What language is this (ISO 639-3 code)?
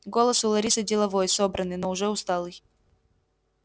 rus